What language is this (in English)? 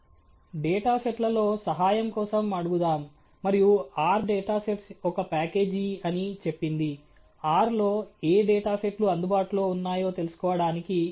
Telugu